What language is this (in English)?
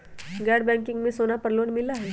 Magahi